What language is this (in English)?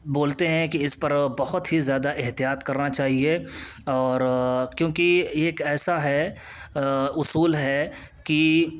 Urdu